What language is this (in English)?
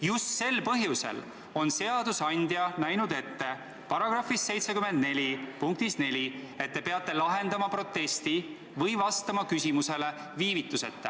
Estonian